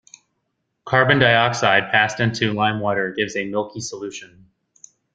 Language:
English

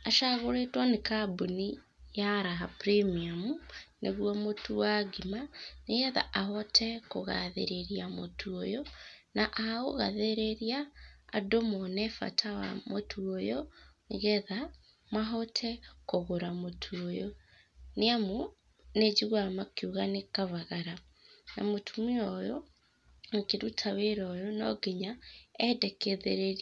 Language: Kikuyu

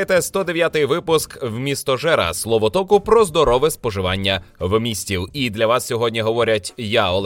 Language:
Ukrainian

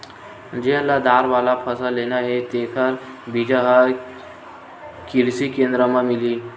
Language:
Chhattisgarhi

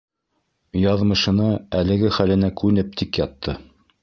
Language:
Bashkir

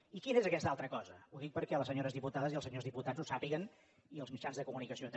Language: Catalan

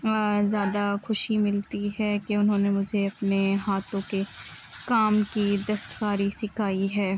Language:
Urdu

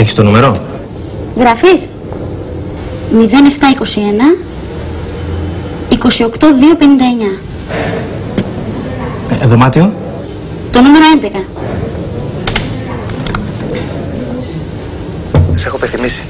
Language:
Greek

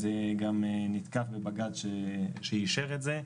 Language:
Hebrew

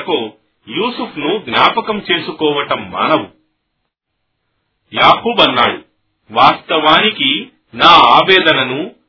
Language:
Telugu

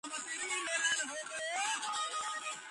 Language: Georgian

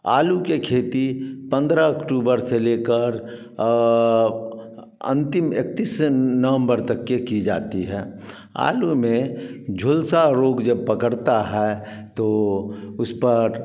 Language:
Hindi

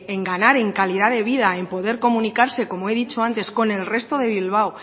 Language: Spanish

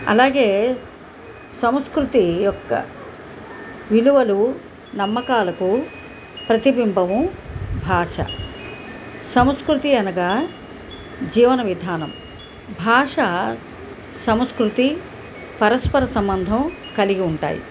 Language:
Telugu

